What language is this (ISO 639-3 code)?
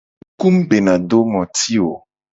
gej